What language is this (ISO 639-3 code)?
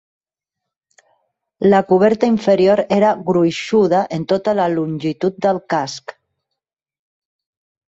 cat